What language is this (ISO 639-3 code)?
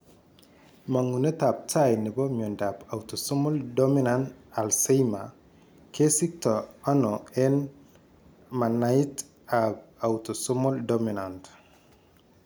kln